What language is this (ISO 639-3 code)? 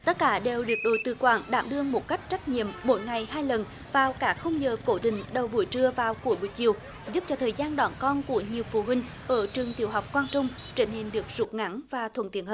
vie